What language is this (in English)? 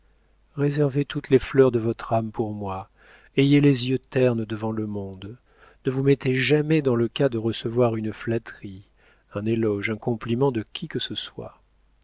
French